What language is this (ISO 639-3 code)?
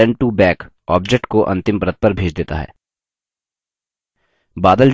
hin